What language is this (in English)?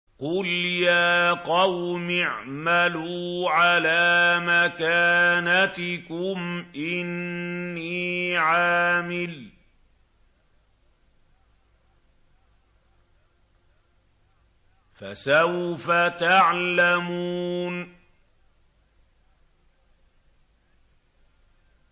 Arabic